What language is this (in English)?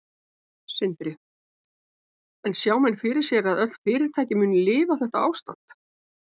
Icelandic